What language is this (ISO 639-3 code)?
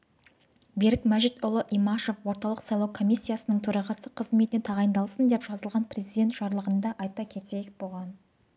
kaz